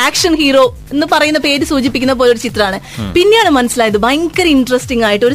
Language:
Malayalam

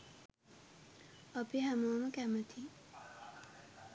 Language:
Sinhala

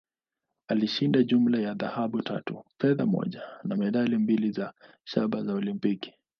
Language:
Swahili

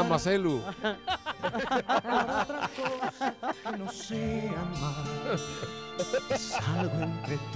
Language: Spanish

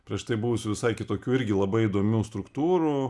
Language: Lithuanian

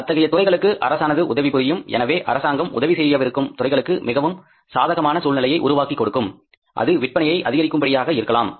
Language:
Tamil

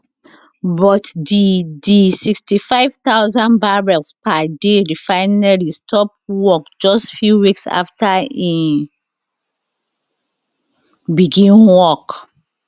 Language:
Nigerian Pidgin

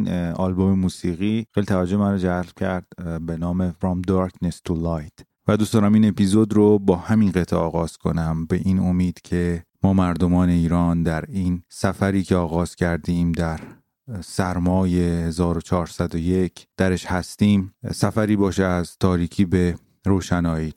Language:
Persian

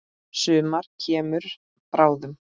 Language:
Icelandic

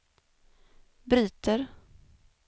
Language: Swedish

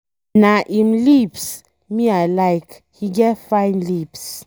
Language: Nigerian Pidgin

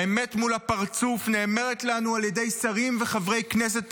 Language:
Hebrew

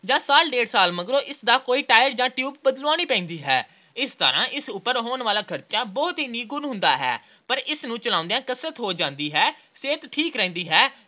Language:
Punjabi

